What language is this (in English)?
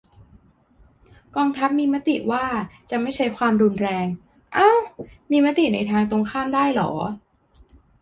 Thai